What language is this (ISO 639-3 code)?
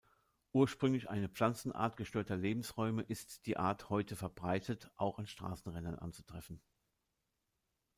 deu